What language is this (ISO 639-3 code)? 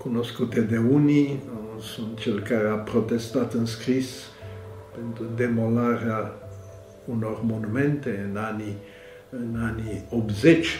ron